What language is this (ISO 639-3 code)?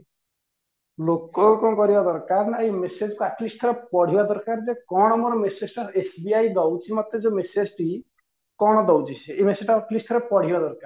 ori